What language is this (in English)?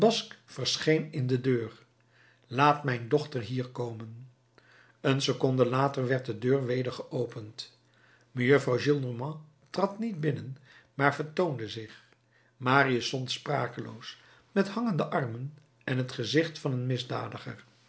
Dutch